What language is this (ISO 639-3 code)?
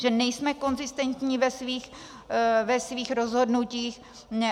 ces